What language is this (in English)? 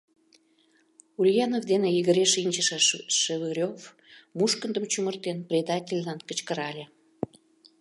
Mari